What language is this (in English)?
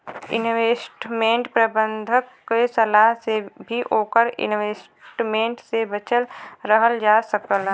Bhojpuri